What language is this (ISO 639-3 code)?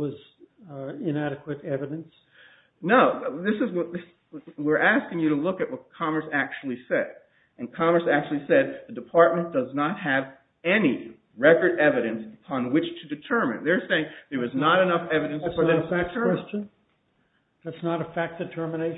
eng